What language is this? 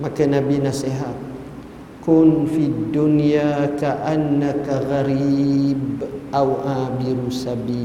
Malay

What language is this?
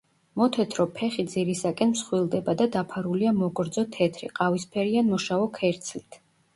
Georgian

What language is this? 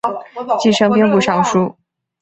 Chinese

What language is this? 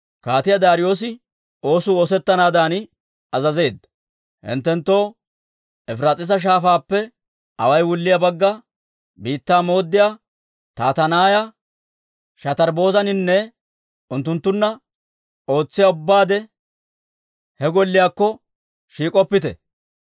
Dawro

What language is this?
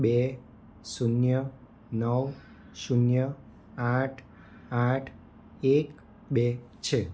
Gujarati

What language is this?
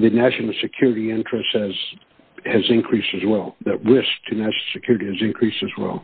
English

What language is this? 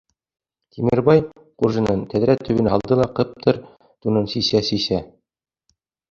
Bashkir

